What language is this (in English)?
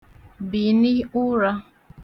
Igbo